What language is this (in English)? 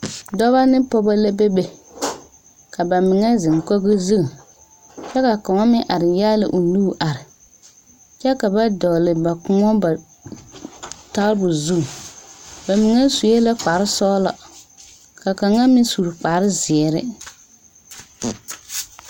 Southern Dagaare